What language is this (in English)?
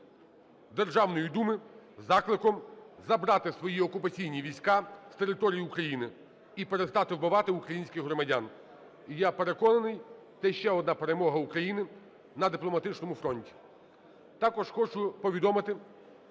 Ukrainian